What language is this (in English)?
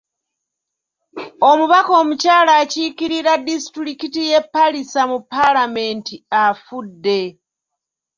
Ganda